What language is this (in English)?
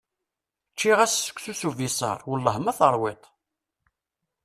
Kabyle